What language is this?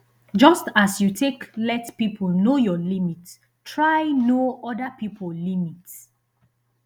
Nigerian Pidgin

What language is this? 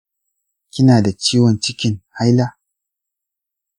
Hausa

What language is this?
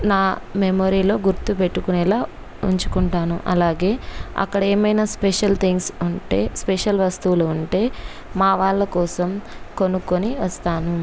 Telugu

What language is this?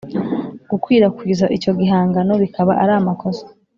Kinyarwanda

